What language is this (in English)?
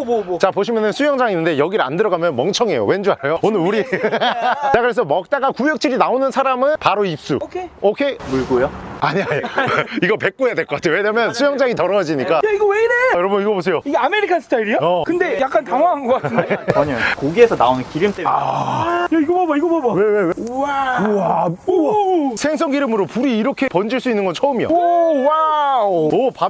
Korean